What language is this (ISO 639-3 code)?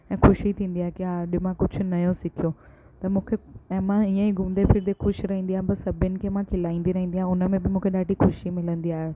snd